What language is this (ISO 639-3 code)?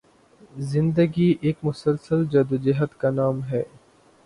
urd